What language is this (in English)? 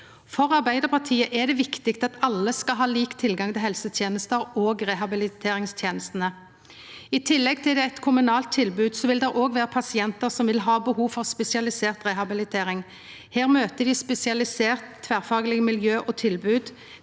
Norwegian